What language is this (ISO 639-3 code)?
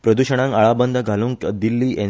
kok